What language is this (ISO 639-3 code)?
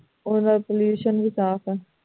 pan